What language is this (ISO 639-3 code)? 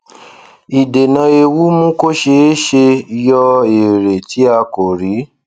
yor